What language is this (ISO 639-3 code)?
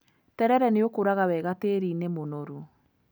kik